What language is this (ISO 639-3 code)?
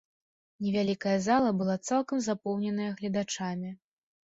bel